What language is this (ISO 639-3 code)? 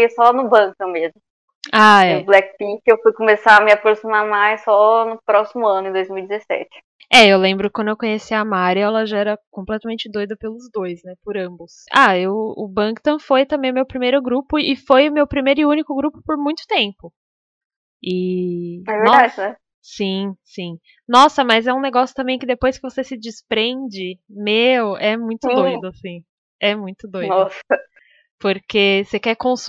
por